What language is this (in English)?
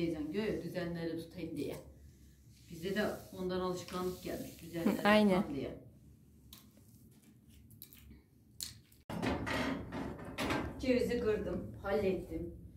Turkish